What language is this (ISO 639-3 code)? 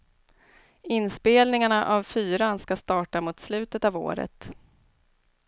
swe